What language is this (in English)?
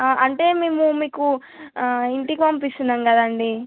Telugu